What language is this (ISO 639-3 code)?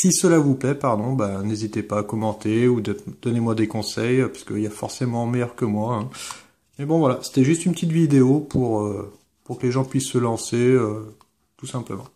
fra